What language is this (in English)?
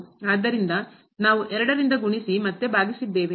Kannada